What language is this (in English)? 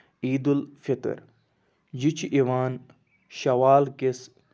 Kashmiri